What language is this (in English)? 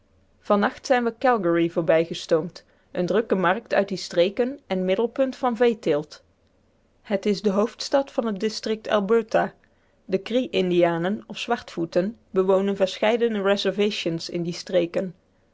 Dutch